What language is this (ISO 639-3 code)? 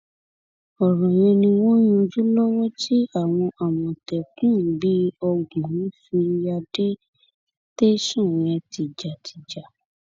yor